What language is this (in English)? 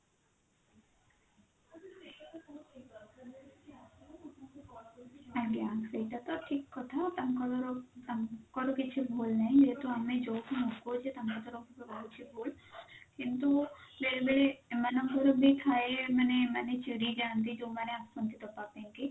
Odia